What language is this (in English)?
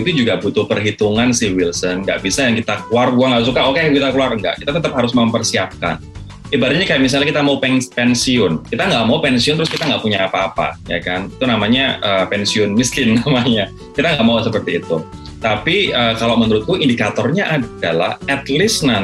Indonesian